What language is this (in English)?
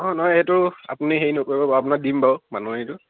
Assamese